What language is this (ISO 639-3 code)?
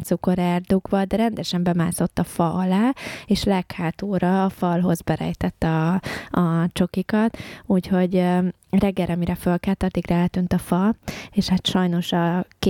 hun